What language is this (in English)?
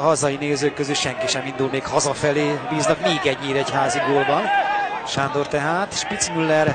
Hungarian